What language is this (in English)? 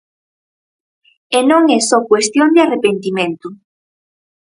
Galician